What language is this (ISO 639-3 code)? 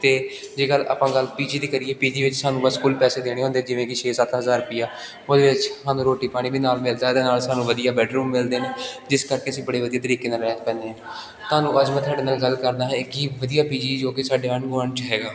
pan